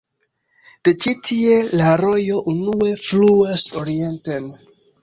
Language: Esperanto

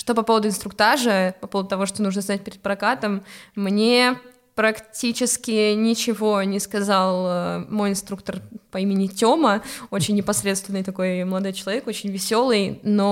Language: Russian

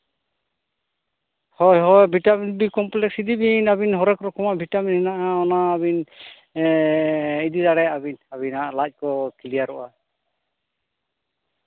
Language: Santali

